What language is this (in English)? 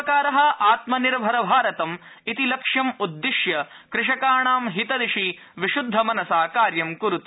Sanskrit